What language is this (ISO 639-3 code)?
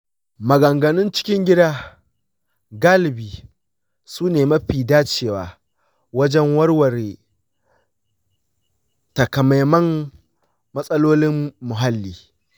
hau